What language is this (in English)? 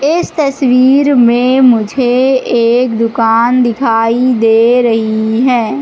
Hindi